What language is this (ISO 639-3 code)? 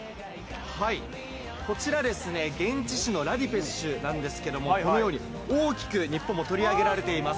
jpn